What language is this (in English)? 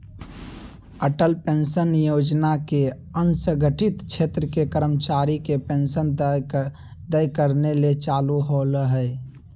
Magahi